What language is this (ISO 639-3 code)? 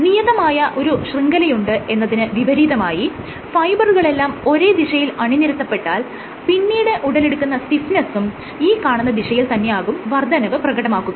mal